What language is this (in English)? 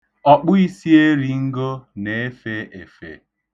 Igbo